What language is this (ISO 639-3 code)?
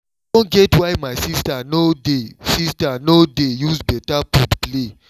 pcm